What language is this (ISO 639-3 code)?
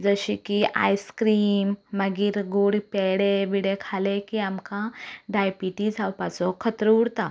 kok